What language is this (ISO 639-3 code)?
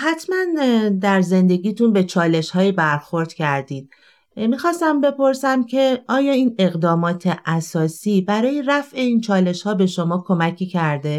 fas